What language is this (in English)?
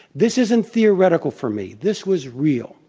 English